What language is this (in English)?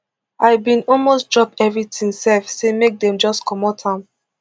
Nigerian Pidgin